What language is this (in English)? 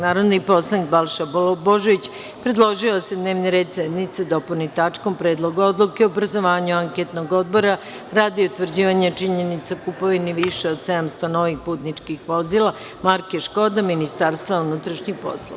Serbian